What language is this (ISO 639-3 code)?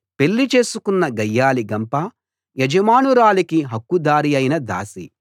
tel